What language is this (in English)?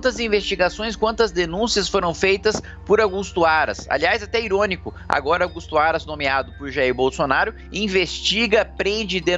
Portuguese